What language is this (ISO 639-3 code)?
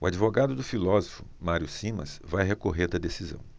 por